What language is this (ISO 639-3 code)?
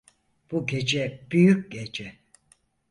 tur